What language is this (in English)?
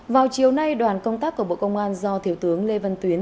Vietnamese